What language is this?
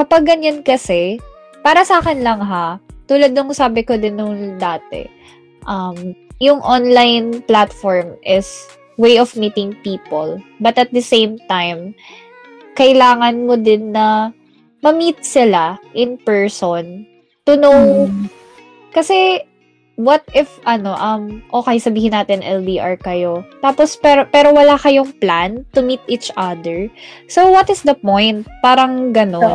Filipino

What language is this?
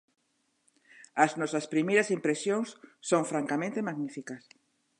Galician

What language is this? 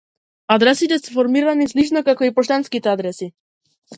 Macedonian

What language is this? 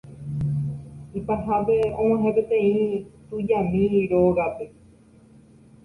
Guarani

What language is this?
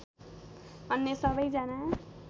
Nepali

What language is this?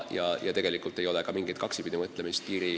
Estonian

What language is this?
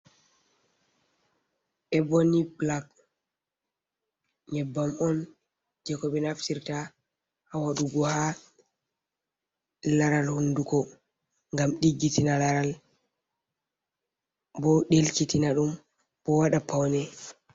Fula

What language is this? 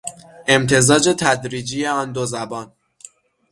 Persian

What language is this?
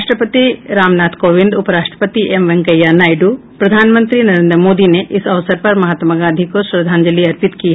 Hindi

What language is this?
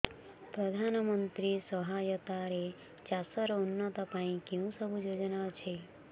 Odia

